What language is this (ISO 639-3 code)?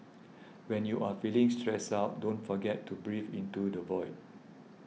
eng